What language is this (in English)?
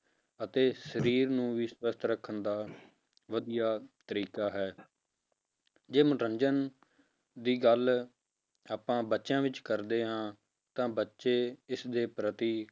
Punjabi